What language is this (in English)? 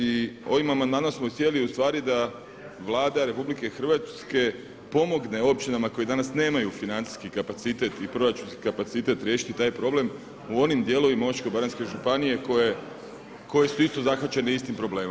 Croatian